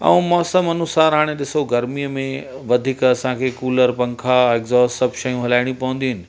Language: Sindhi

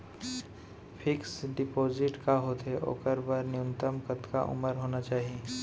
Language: Chhattisgarhi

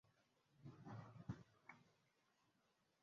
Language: Ganda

